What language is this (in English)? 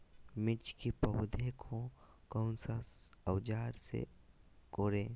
Magahi